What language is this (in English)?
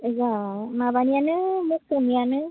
Bodo